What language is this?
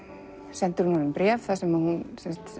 Icelandic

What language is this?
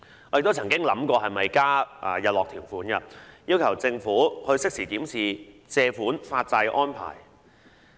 Cantonese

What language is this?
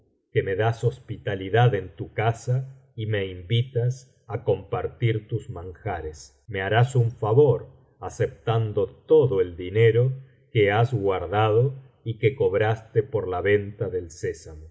Spanish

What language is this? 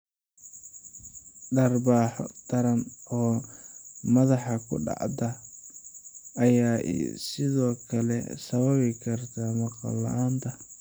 Somali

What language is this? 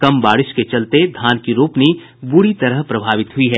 Hindi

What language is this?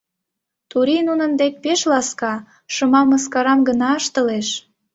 Mari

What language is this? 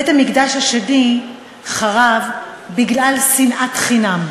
Hebrew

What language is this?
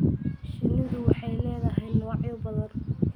Somali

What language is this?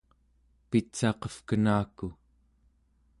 Central Yupik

